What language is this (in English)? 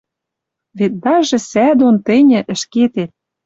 Western Mari